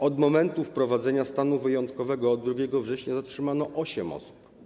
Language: Polish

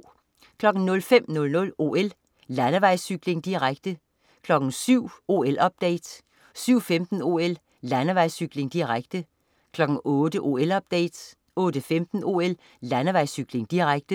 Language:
Danish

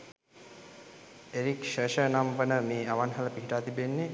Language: Sinhala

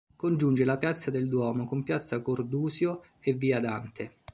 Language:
Italian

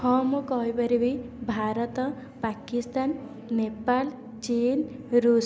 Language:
Odia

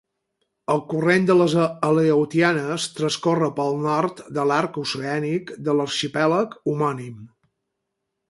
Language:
Catalan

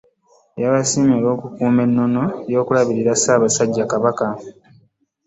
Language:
Ganda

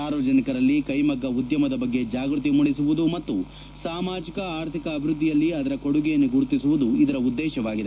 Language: Kannada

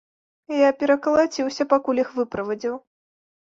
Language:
Belarusian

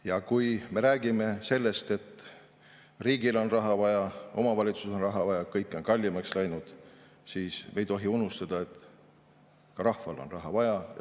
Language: Estonian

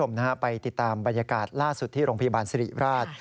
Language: Thai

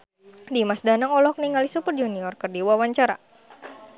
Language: Sundanese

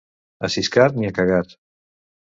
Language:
Catalan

